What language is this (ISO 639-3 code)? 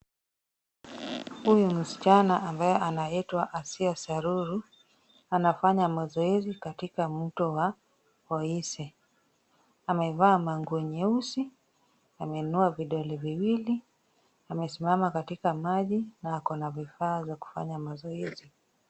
swa